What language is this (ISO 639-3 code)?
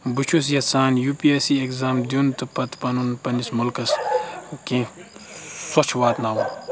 kas